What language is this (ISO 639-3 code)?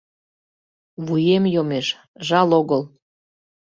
chm